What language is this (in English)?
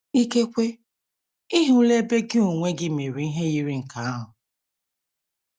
Igbo